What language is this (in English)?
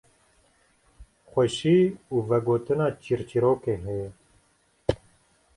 Kurdish